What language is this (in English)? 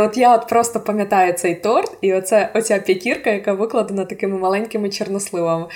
Ukrainian